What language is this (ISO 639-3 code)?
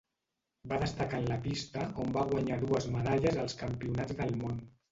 cat